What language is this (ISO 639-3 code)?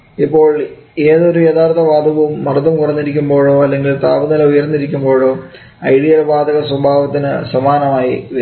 mal